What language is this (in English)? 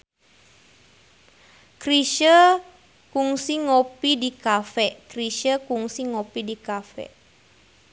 Sundanese